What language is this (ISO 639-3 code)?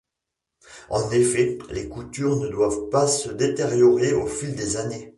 fra